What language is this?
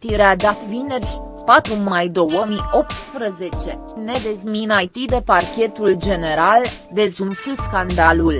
Romanian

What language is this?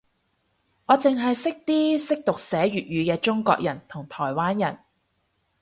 Cantonese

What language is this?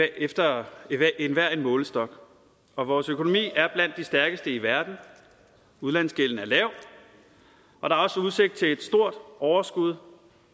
Danish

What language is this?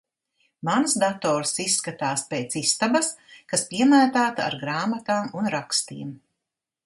Latvian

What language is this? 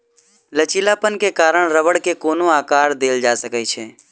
Maithili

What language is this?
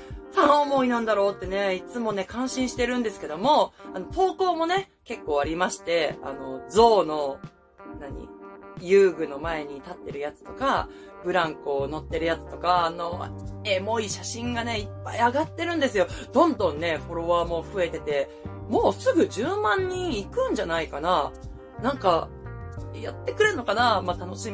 Japanese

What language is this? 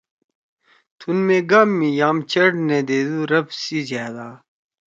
Torwali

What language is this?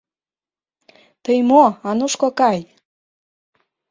Mari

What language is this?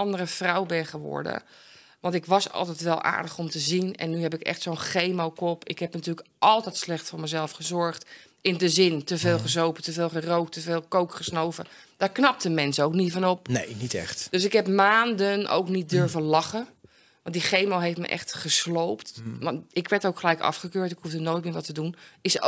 Dutch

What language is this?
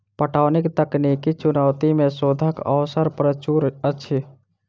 Maithili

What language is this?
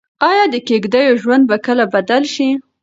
Pashto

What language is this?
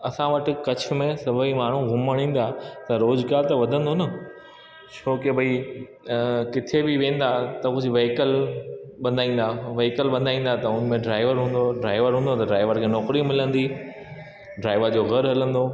Sindhi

